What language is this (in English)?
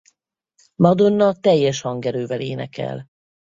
Hungarian